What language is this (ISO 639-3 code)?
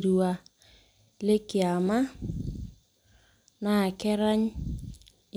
mas